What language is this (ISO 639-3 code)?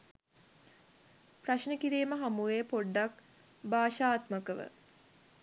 sin